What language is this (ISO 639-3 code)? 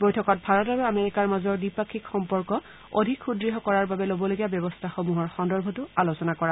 asm